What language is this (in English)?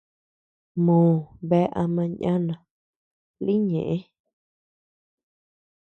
Tepeuxila Cuicatec